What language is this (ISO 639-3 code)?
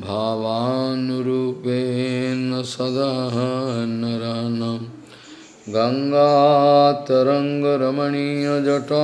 por